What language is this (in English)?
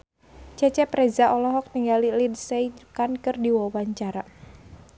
Sundanese